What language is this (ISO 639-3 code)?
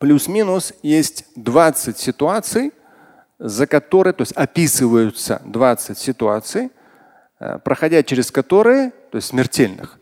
rus